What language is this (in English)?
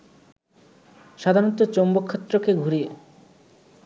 Bangla